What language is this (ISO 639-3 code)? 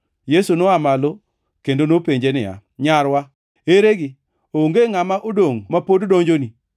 luo